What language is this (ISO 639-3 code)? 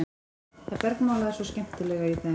isl